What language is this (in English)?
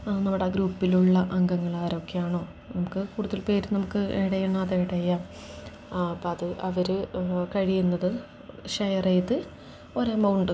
Malayalam